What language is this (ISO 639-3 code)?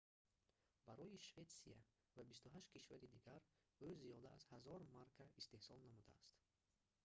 tgk